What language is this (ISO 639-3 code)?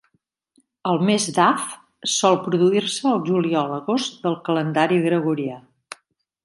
cat